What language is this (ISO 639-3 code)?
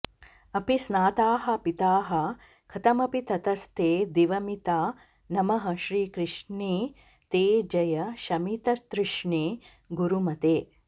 san